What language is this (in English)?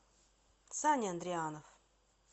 Russian